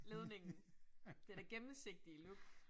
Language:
Danish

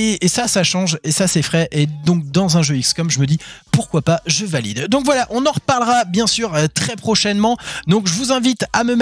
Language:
French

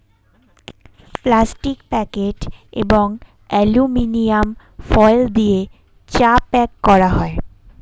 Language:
Bangla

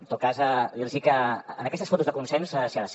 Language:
Catalan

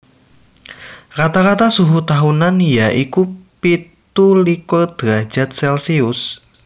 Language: Javanese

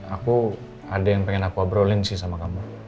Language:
Indonesian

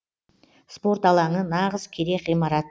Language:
Kazakh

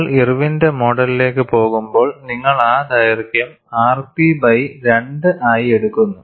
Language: Malayalam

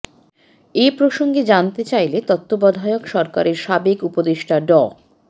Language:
Bangla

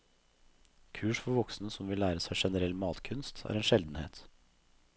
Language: Norwegian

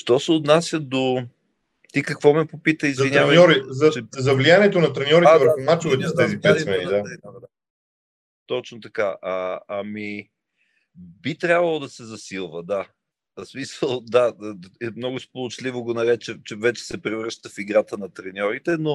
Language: Bulgarian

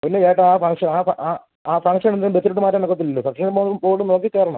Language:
Malayalam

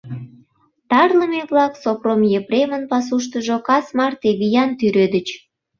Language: Mari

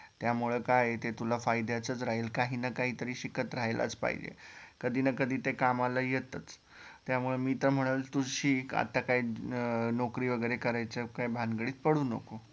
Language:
Marathi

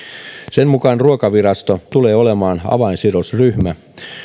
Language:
Finnish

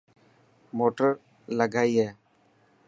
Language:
Dhatki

